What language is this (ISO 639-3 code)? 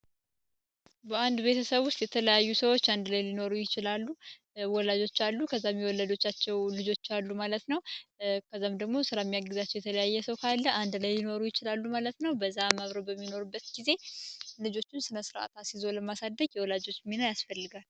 amh